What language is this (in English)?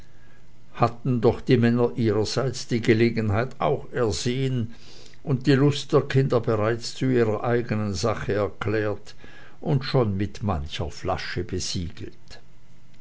German